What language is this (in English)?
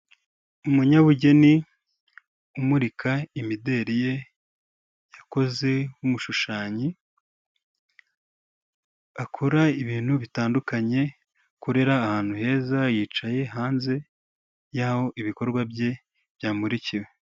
Kinyarwanda